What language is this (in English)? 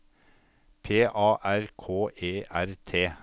Norwegian